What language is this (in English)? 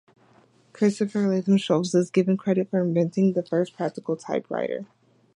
English